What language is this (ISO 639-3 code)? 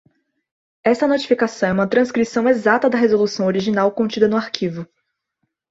por